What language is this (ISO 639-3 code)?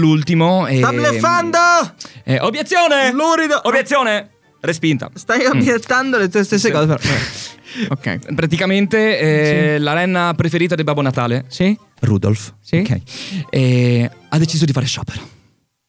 ita